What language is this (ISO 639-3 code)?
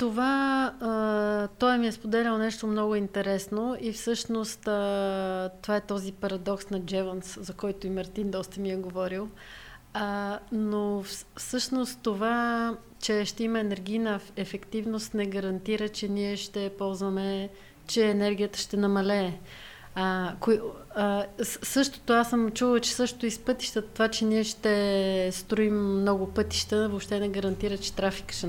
bul